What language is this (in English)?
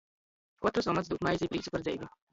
Latgalian